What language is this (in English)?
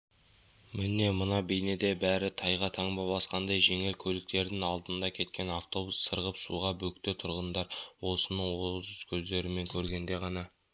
Kazakh